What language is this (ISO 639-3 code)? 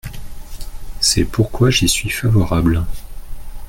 fra